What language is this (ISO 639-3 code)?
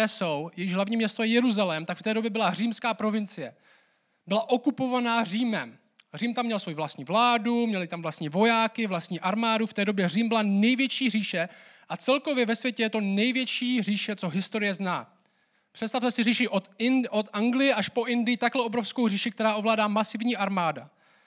ces